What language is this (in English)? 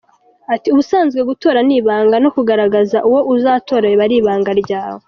Kinyarwanda